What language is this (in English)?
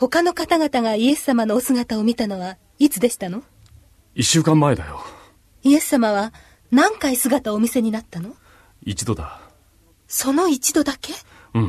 Japanese